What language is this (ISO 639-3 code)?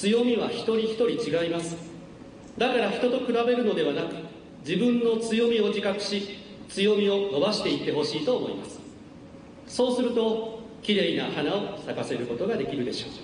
jpn